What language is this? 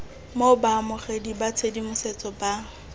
Tswana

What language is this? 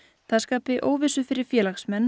Icelandic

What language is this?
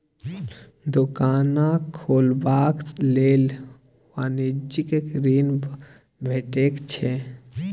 Maithili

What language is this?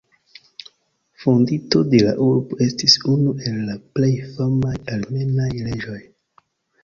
Esperanto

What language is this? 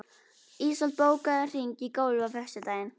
Icelandic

